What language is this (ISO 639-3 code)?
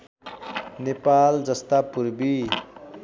nep